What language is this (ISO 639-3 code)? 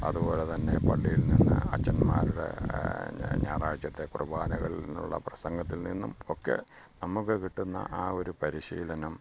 mal